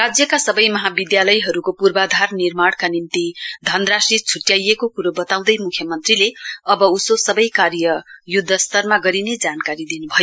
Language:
Nepali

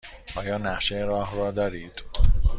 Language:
Persian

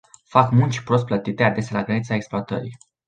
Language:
Romanian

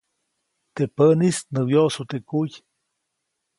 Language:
Copainalá Zoque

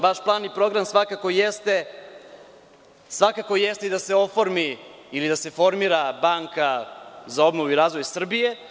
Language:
Serbian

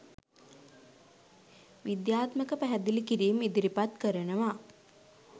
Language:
Sinhala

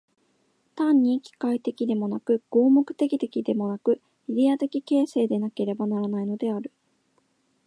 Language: Japanese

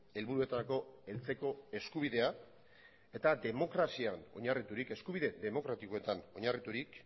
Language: Basque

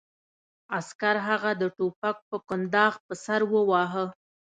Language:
Pashto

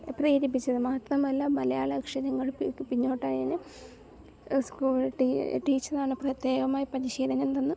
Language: Malayalam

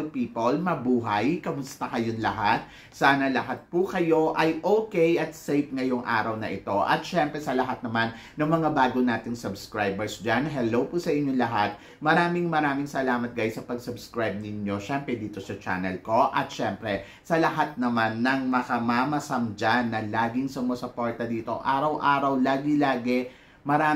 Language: Filipino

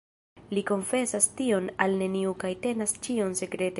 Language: Esperanto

